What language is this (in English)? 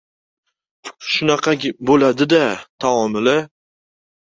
Uzbek